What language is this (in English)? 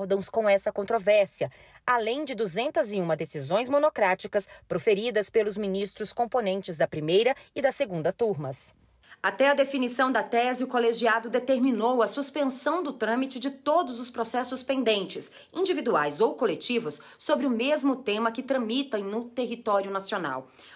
Portuguese